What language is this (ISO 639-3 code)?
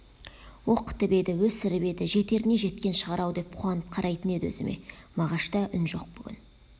kaz